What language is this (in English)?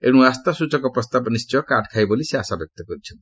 Odia